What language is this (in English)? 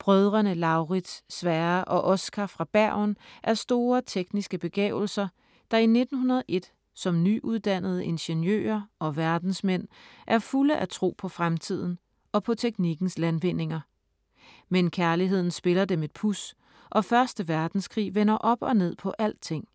Danish